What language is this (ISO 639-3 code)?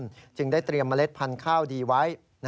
tha